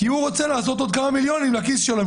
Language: Hebrew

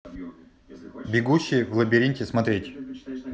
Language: Russian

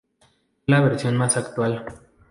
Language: Spanish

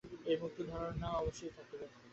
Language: Bangla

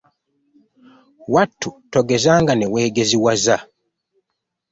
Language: Ganda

